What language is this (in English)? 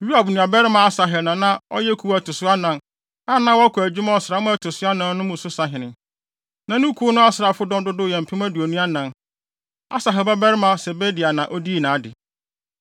Akan